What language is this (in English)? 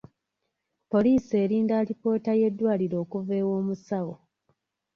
Ganda